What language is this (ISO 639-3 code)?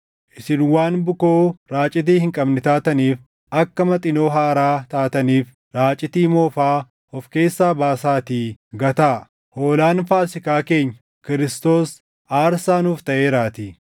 orm